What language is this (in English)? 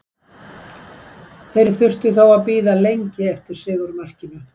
Icelandic